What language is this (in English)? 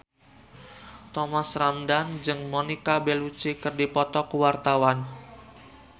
Sundanese